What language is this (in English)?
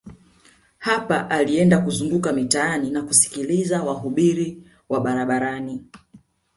Swahili